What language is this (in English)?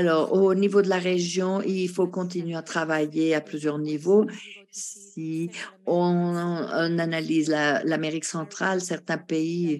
French